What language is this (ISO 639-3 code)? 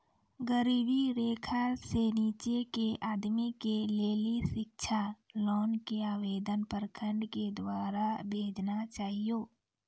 mai